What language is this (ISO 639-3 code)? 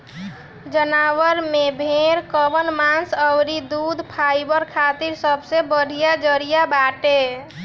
bho